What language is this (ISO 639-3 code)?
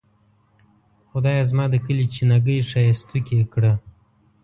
pus